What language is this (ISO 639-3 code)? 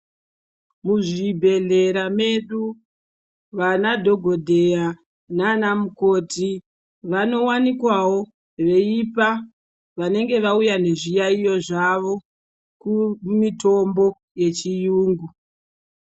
ndc